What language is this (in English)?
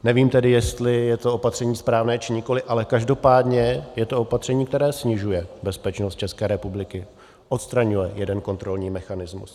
Czech